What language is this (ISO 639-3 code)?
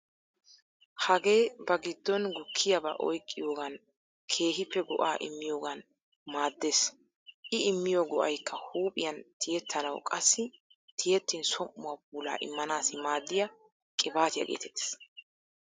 wal